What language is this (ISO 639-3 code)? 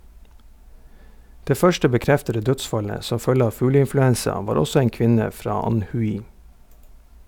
nor